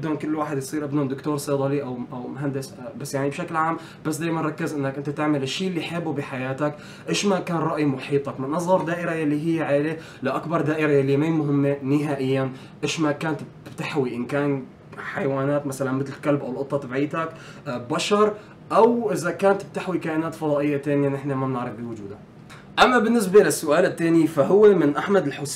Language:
Arabic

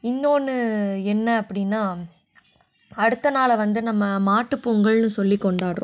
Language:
Tamil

